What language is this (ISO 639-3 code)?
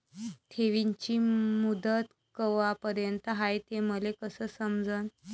mar